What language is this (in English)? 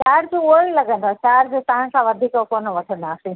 Sindhi